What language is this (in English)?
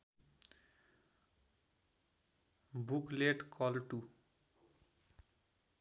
Nepali